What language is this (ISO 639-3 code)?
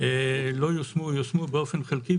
heb